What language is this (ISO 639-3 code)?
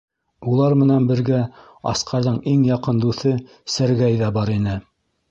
bak